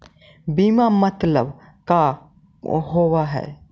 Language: Magahi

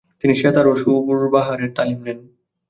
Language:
Bangla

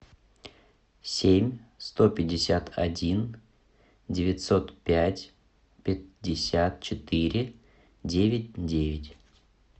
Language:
Russian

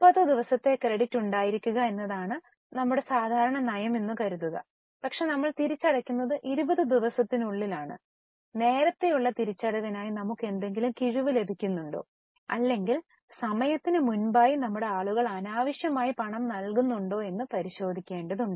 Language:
Malayalam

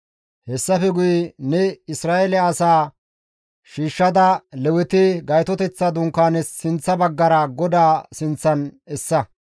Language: Gamo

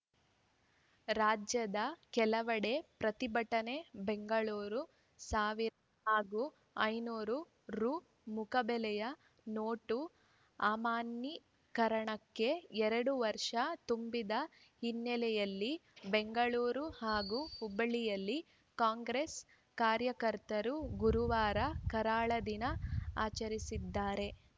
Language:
Kannada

